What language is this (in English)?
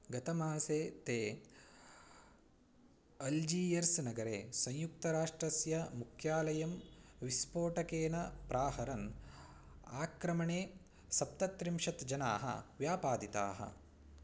Sanskrit